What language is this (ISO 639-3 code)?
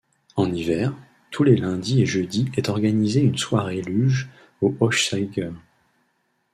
fra